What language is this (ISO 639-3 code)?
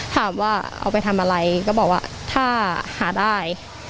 tha